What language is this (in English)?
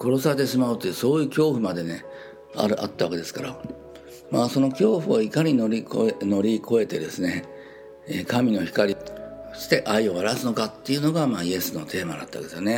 Japanese